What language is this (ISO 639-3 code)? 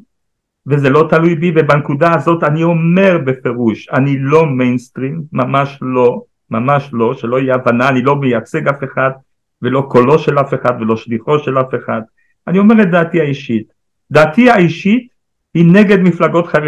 heb